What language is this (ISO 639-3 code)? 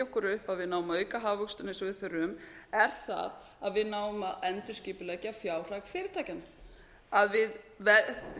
isl